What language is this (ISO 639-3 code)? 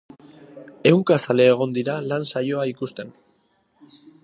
eus